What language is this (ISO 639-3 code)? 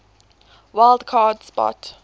eng